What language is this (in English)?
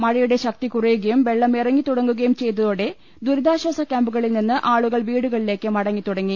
Malayalam